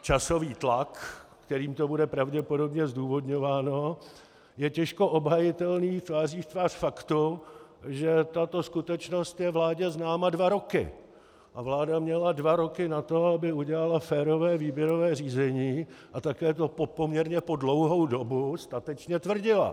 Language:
Czech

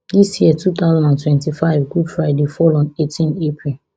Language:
Nigerian Pidgin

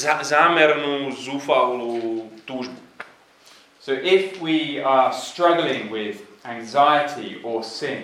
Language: Slovak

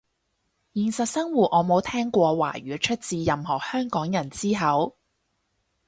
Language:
Cantonese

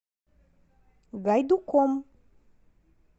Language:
Russian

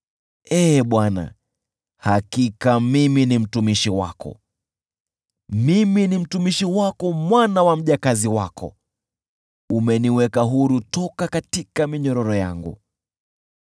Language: Swahili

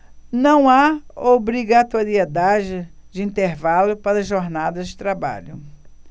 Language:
Portuguese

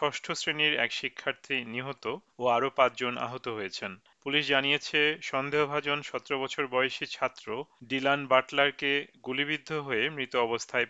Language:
Bangla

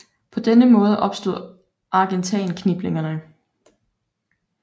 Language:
Danish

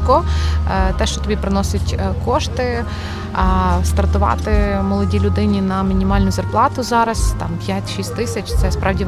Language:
Ukrainian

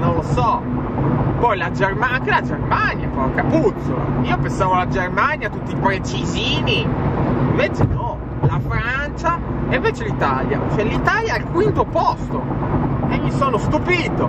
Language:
Italian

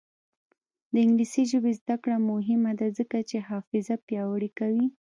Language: Pashto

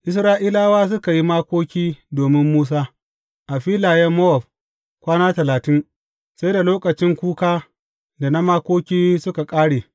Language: Hausa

